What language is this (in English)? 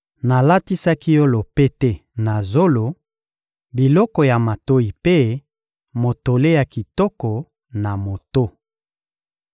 Lingala